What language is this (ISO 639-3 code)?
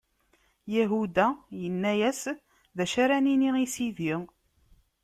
kab